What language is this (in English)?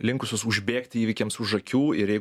Lithuanian